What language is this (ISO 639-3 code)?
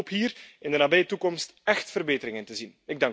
nld